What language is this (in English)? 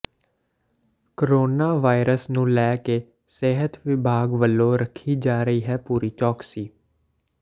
Punjabi